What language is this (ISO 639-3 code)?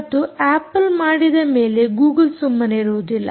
kan